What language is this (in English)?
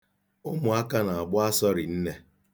Igbo